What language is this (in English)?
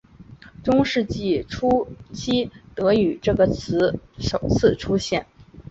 Chinese